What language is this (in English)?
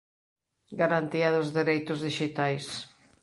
Galician